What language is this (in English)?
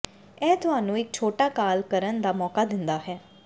Punjabi